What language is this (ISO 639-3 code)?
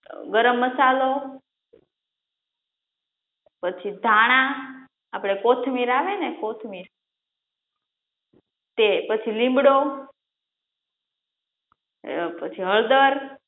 guj